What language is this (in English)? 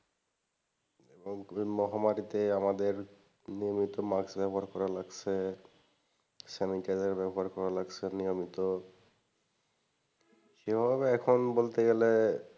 Bangla